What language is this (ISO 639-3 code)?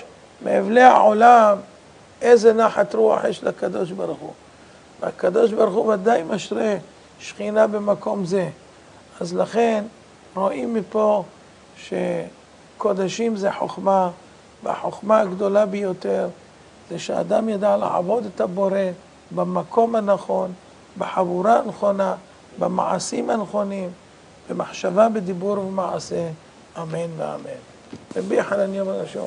heb